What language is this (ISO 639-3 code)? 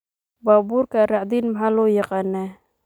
som